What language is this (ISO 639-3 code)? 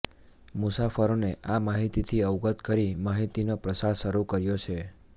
guj